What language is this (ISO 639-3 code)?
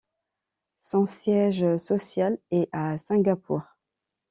fra